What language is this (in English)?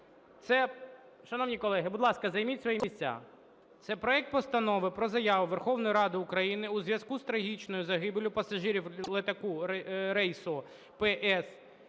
Ukrainian